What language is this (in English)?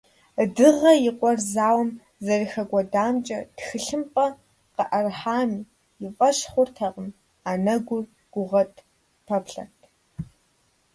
Kabardian